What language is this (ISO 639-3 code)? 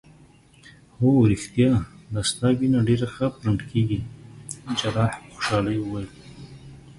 pus